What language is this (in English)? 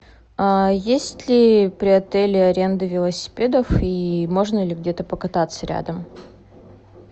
Russian